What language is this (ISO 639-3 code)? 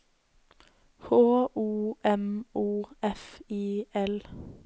nor